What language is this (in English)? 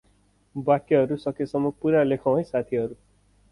Nepali